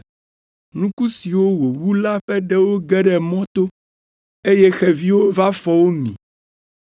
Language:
Ewe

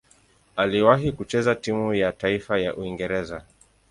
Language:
Swahili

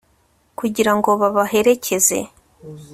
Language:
Kinyarwanda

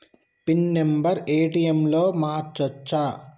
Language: Telugu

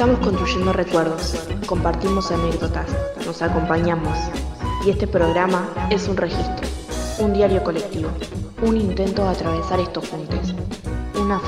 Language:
Spanish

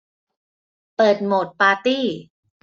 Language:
Thai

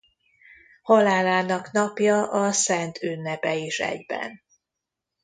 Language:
Hungarian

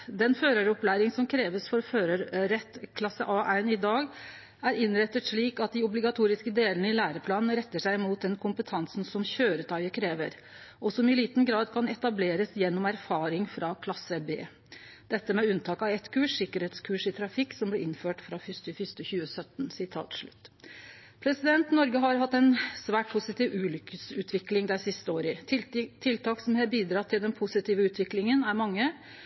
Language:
Norwegian Nynorsk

